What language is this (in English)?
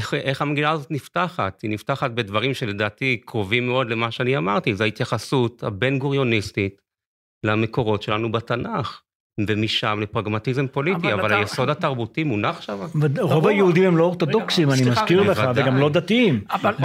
Hebrew